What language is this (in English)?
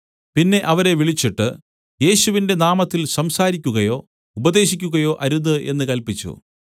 Malayalam